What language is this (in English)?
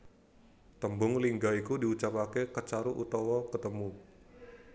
Javanese